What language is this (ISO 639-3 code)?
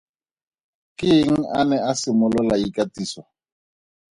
tsn